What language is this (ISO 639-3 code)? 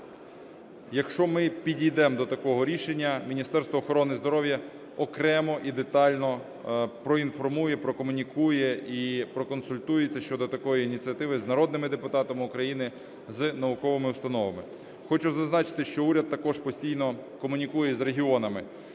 ukr